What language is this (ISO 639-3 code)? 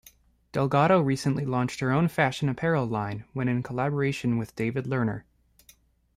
eng